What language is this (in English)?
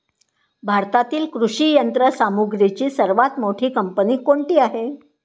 Marathi